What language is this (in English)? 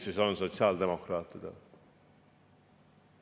Estonian